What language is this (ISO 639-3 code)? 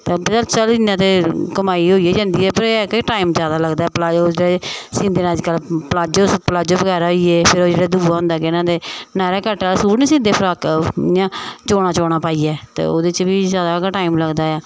doi